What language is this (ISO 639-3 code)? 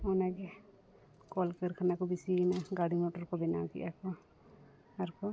sat